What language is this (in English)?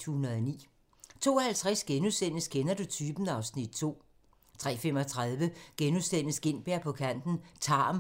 Danish